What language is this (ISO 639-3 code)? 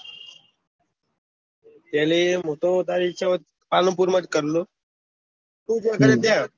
guj